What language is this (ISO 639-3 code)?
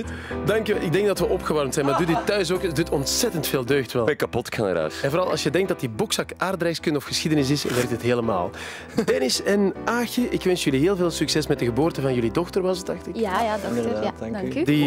nld